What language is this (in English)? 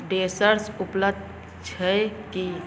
Maithili